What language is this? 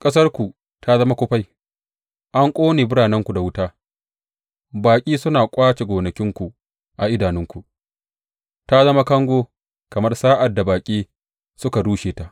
Hausa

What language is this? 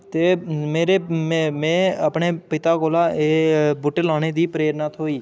Dogri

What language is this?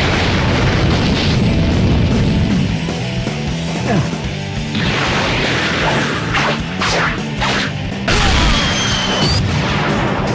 Portuguese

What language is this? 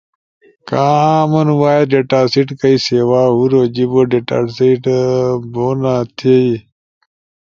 Ushojo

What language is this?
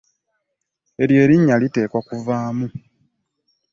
Ganda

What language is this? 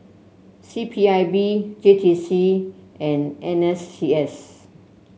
English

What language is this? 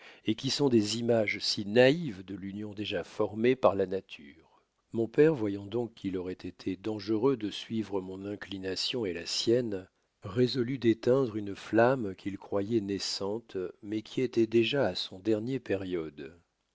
French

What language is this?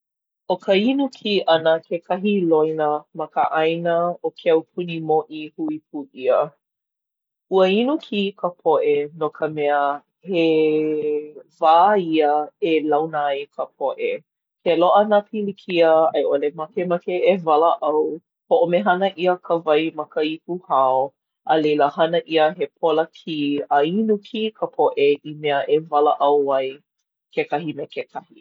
Hawaiian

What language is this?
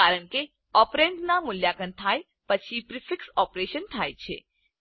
Gujarati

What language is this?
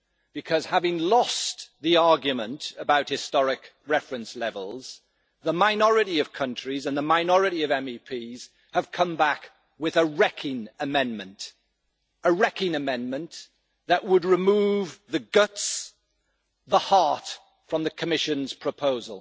English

